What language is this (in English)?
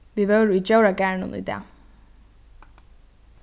Faroese